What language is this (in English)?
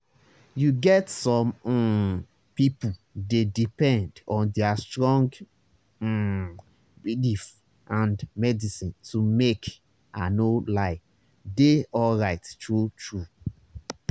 Nigerian Pidgin